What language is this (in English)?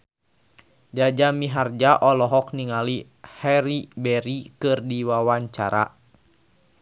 Sundanese